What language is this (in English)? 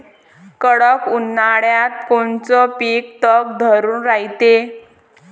Marathi